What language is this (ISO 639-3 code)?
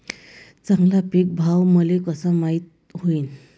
mar